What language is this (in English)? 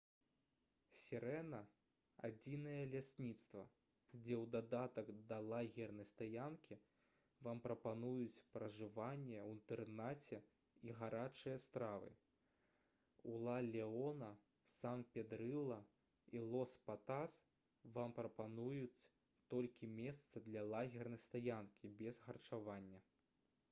Belarusian